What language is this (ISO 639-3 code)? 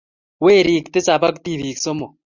kln